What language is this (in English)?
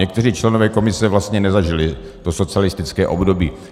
Czech